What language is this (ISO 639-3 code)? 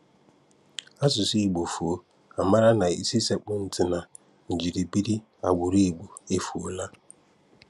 ibo